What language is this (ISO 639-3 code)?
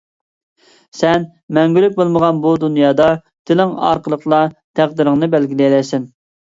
uig